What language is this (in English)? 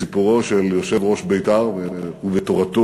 Hebrew